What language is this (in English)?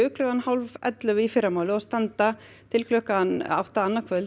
Icelandic